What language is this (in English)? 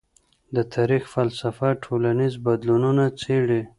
Pashto